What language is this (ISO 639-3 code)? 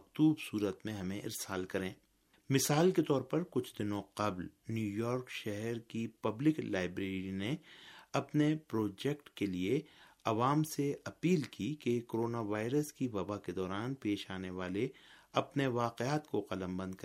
urd